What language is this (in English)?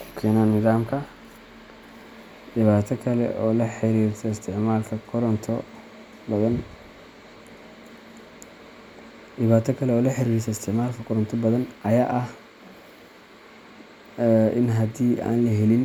Somali